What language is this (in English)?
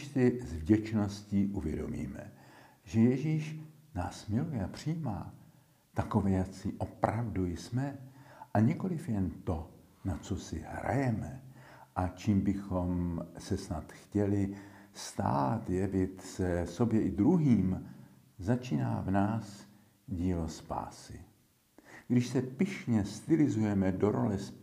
Czech